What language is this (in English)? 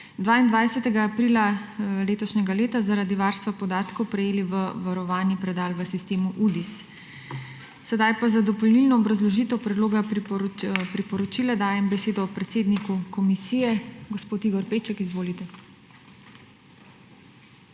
Slovenian